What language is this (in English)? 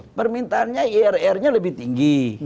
Indonesian